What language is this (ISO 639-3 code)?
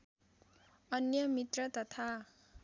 nep